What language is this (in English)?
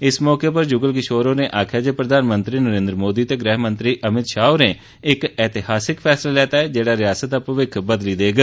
Dogri